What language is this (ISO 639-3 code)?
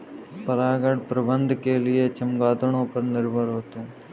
hin